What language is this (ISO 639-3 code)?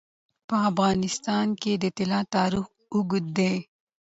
pus